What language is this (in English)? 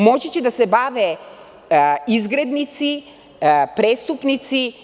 Serbian